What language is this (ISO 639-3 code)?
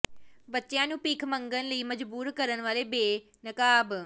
pan